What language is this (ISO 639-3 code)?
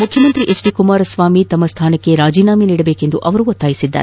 kan